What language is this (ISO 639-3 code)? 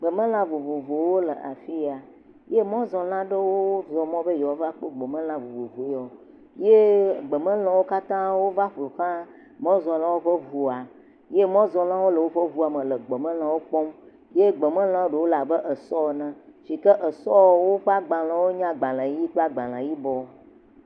ewe